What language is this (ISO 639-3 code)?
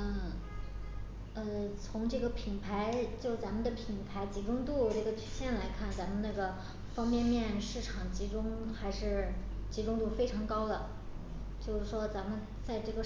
zho